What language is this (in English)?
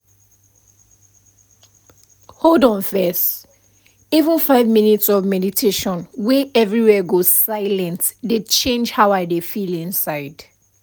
Nigerian Pidgin